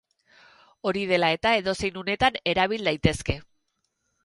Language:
Basque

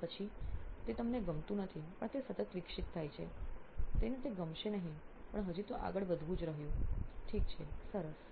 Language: Gujarati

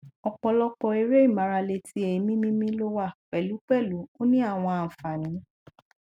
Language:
Yoruba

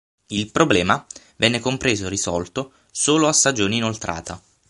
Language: Italian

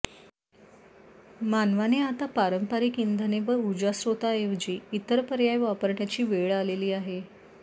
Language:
Marathi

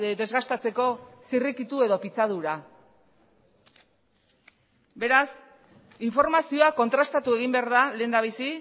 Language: Basque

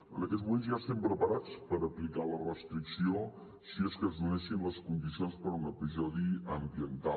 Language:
Catalan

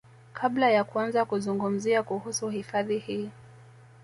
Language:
Swahili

